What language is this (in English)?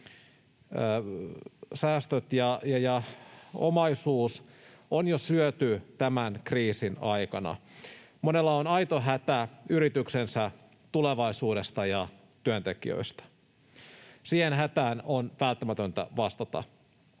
Finnish